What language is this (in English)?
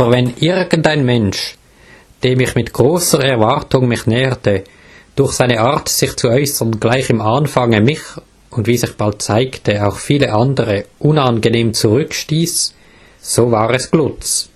German